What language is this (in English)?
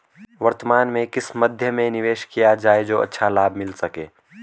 Hindi